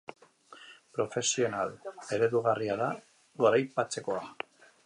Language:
Basque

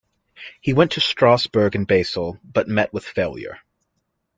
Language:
English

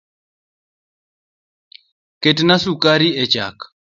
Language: Luo (Kenya and Tanzania)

